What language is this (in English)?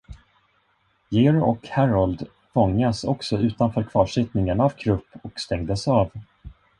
Swedish